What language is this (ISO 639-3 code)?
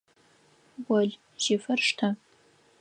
ady